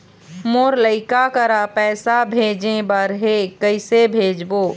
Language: Chhattisgarhi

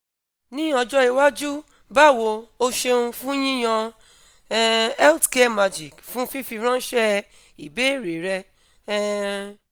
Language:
Yoruba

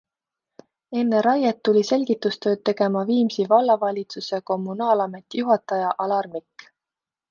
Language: Estonian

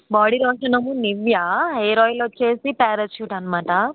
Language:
Telugu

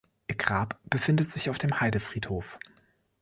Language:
German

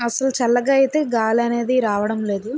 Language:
Telugu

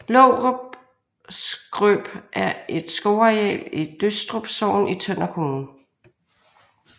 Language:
Danish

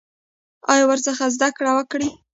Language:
Pashto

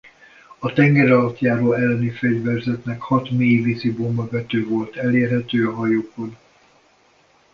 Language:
Hungarian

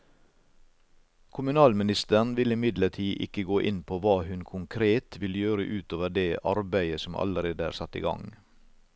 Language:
Norwegian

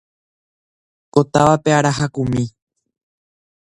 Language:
Guarani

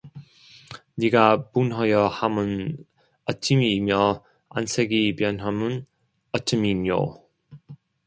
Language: Korean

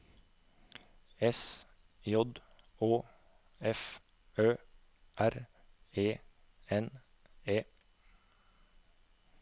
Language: Norwegian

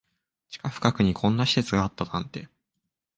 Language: Japanese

